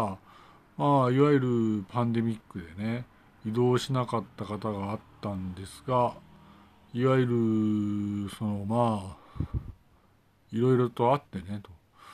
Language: Japanese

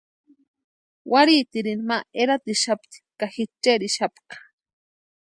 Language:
Western Highland Purepecha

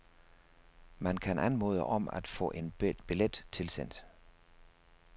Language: Danish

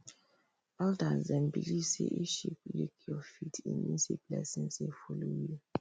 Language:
Nigerian Pidgin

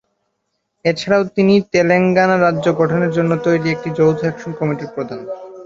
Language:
Bangla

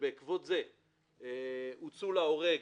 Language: Hebrew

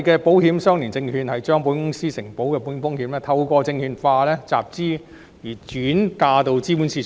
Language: Cantonese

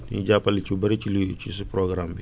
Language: Wolof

